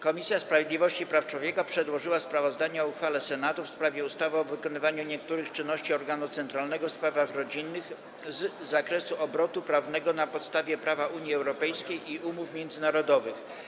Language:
Polish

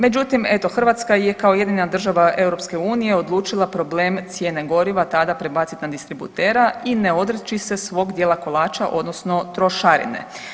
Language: Croatian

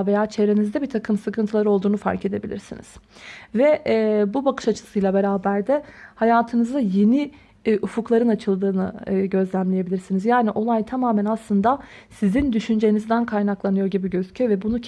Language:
Turkish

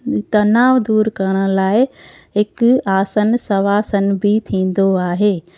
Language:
Sindhi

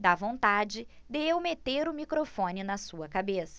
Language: Portuguese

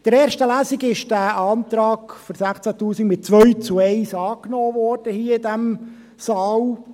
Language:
Swiss German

